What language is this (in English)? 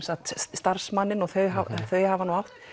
Icelandic